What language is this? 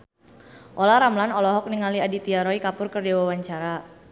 Sundanese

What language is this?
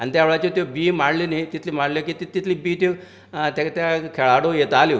Konkani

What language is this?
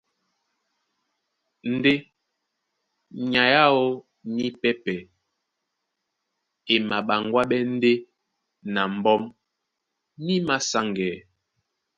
Duala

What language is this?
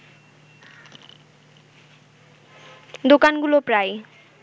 Bangla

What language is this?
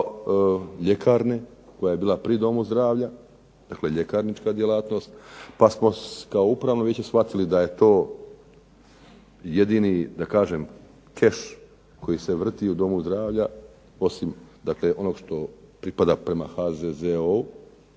Croatian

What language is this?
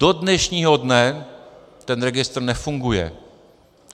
Czech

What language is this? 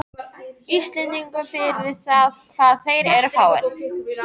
Icelandic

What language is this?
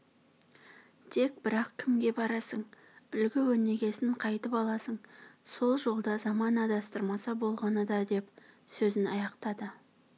Kazakh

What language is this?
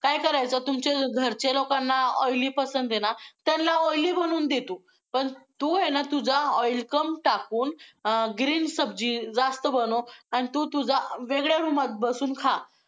Marathi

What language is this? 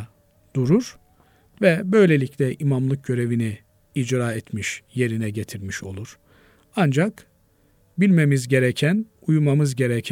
Turkish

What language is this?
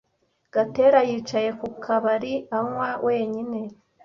Kinyarwanda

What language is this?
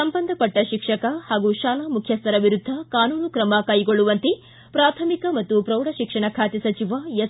Kannada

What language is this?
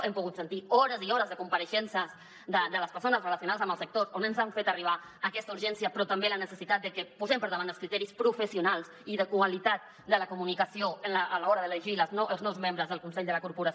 Catalan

